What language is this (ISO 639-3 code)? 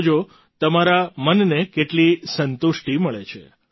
guj